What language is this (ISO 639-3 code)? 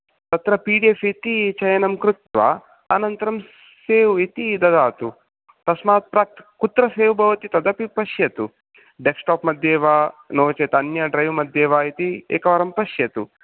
san